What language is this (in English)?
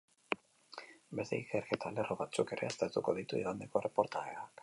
Basque